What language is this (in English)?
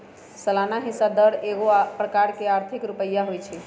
Magahi